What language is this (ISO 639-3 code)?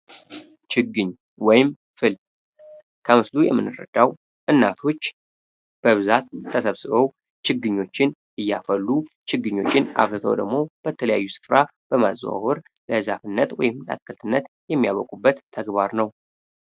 amh